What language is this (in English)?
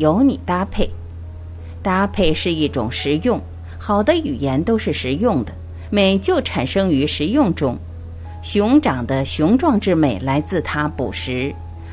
Chinese